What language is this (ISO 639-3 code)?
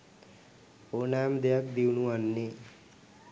sin